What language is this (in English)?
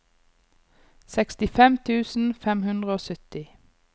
Norwegian